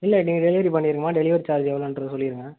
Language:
Tamil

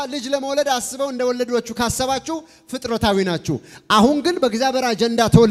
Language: Arabic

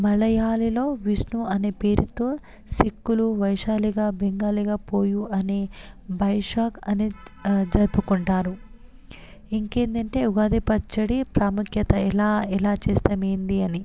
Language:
Telugu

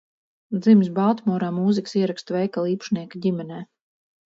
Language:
Latvian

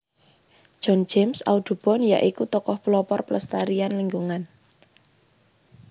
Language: Javanese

